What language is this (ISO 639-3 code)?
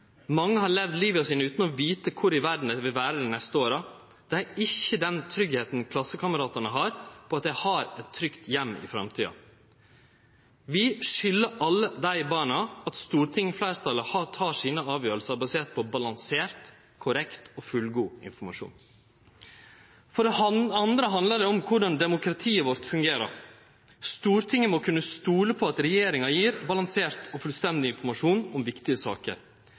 nno